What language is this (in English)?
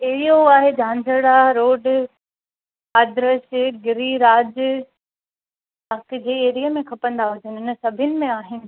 Sindhi